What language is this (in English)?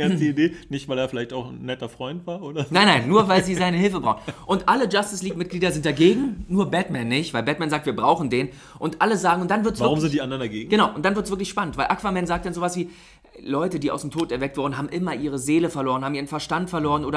German